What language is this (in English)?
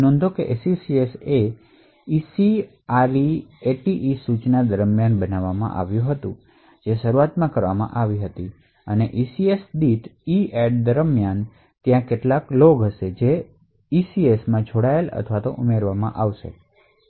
Gujarati